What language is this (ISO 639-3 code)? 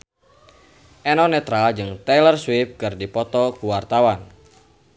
sun